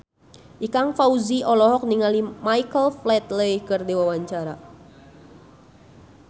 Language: Sundanese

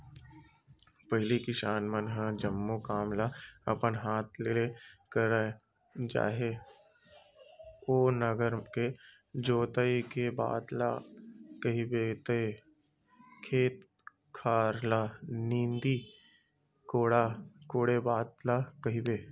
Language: Chhattisgarhi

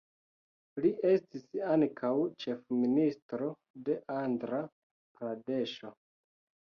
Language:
Esperanto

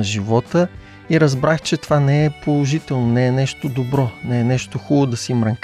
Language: Bulgarian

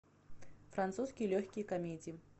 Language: Russian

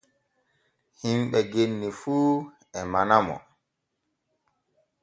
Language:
Borgu Fulfulde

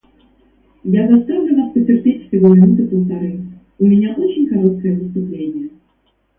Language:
Russian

